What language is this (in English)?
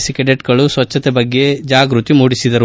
Kannada